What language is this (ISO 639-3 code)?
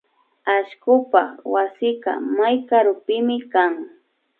qvi